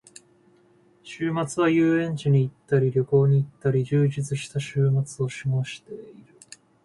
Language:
Japanese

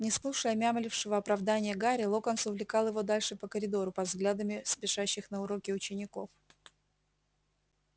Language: Russian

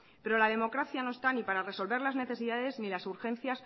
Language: Spanish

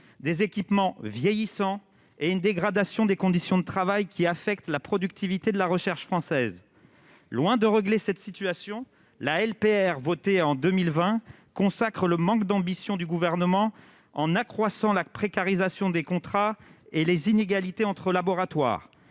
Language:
French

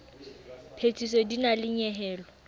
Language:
Southern Sotho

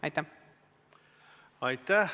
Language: Estonian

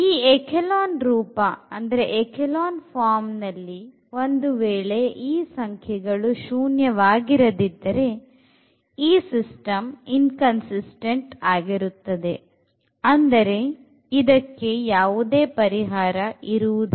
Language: Kannada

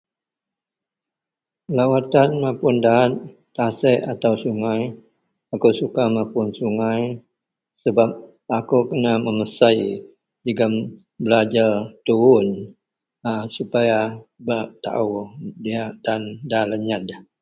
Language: Central Melanau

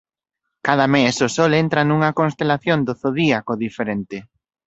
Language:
Galician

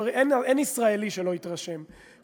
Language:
Hebrew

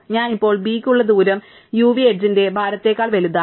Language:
Malayalam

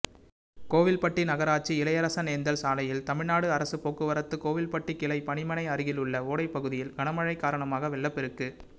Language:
Tamil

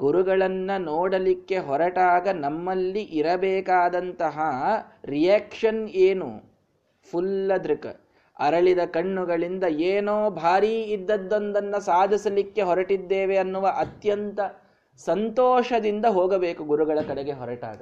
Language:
Kannada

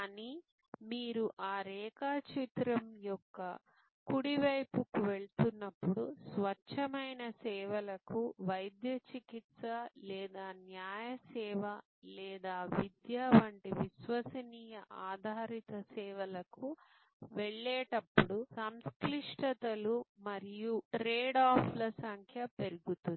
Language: Telugu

